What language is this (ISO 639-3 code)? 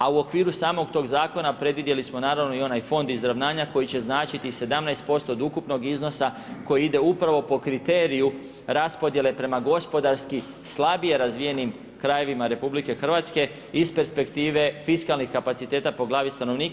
hrv